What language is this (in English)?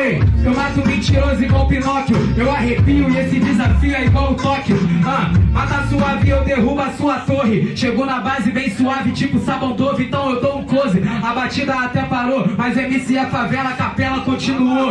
Portuguese